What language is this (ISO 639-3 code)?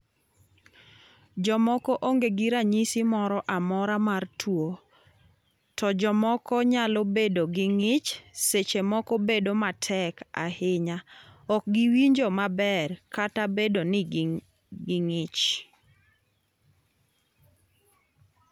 luo